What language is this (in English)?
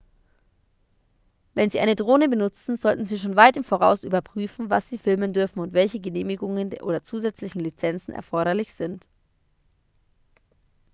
German